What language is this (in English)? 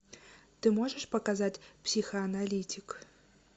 Russian